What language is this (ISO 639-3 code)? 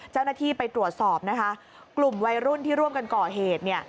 tha